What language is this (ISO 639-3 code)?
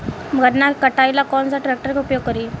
bho